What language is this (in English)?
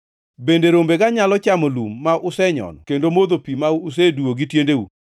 Luo (Kenya and Tanzania)